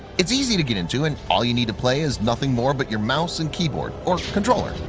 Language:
English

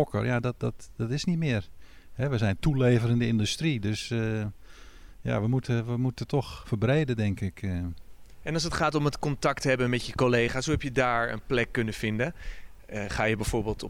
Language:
Dutch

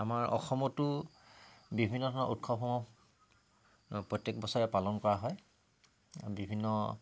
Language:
Assamese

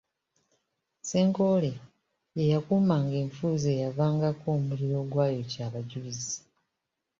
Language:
Ganda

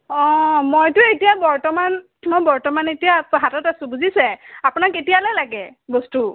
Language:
Assamese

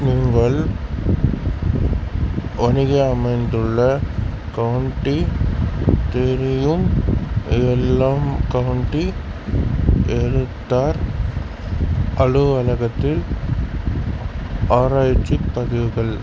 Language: Tamil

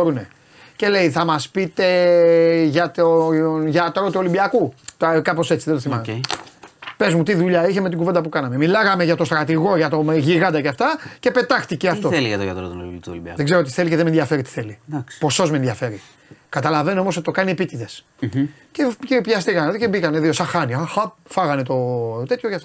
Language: Greek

